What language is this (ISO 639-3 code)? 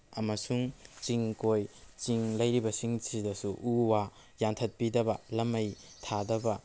mni